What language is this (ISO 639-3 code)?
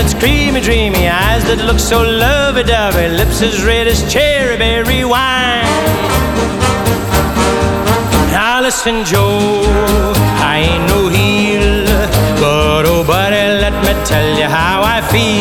pol